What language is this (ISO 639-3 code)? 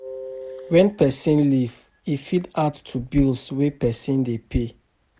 pcm